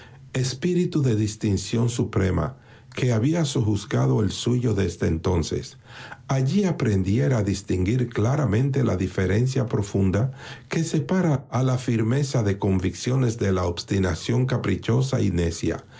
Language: Spanish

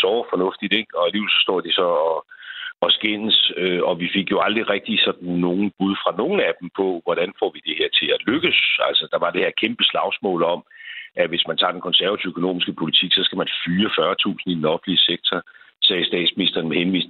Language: Danish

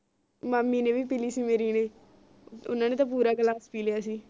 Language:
Punjabi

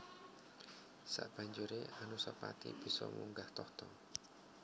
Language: Javanese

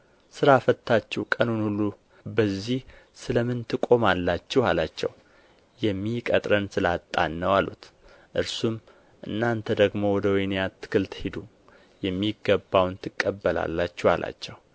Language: Amharic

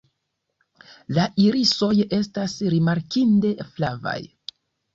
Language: Esperanto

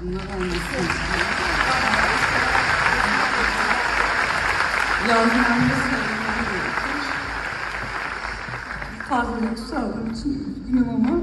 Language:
Turkish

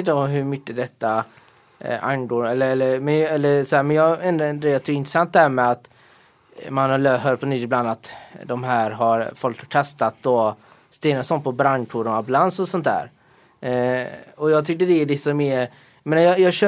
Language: Swedish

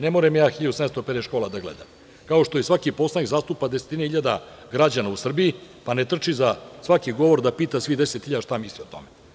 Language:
Serbian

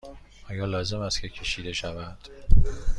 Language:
Persian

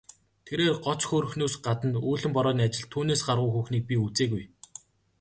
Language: Mongolian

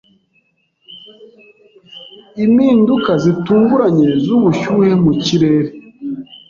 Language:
Kinyarwanda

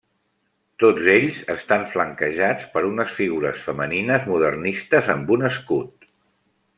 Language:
Catalan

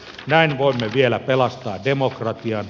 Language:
Finnish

